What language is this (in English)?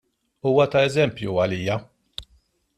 Maltese